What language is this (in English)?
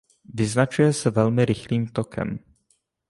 Czech